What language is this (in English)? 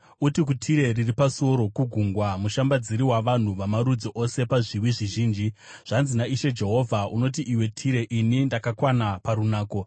Shona